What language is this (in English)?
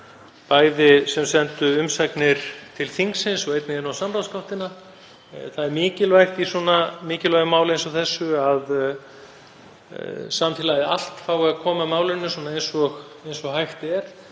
Icelandic